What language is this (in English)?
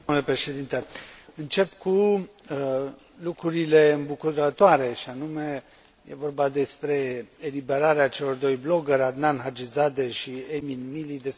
Romanian